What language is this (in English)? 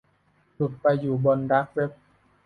Thai